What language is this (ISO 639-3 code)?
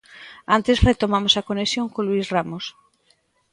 glg